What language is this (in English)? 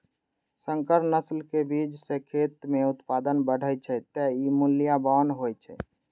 Maithili